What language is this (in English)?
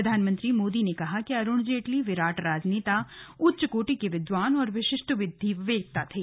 Hindi